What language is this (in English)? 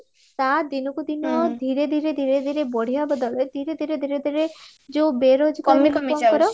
Odia